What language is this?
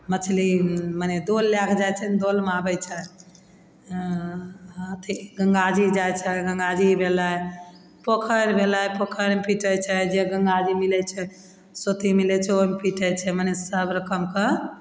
Maithili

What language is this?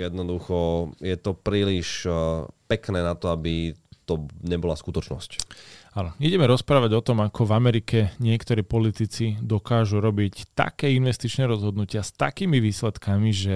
Slovak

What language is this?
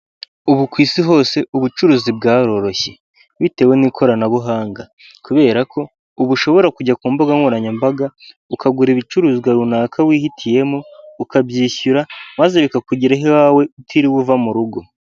Kinyarwanda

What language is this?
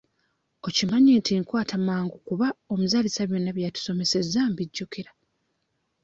Ganda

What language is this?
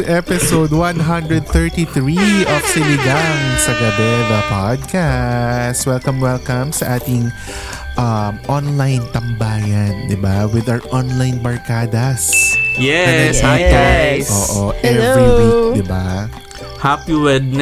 Filipino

